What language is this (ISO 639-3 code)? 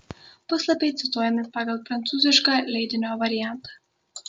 lit